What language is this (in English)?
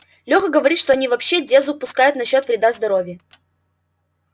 Russian